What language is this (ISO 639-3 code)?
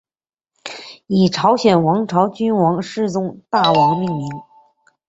zho